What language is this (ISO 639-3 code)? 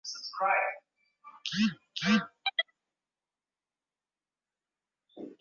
swa